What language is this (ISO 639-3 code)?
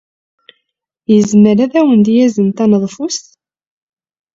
kab